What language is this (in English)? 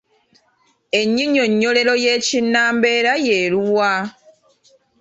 Ganda